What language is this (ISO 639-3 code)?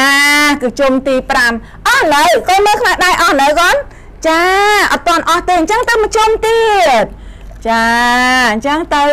tha